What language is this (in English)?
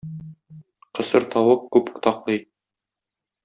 Tatar